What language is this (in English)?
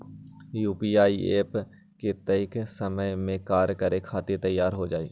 Magahi